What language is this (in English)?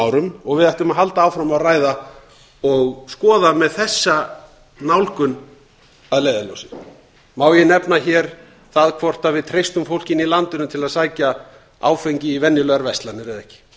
Icelandic